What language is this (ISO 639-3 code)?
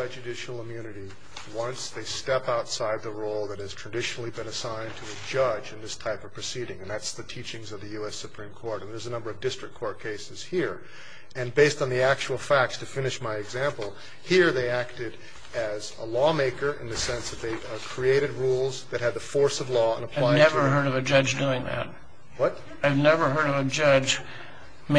eng